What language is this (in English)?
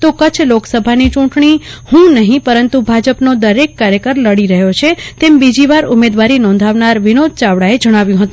Gujarati